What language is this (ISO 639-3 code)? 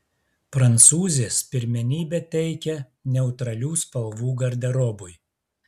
lit